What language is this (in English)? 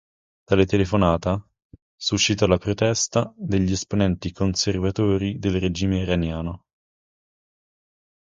Italian